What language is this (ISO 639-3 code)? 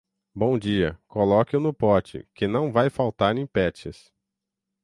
por